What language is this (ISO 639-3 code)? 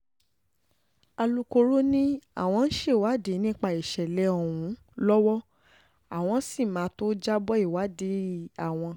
yor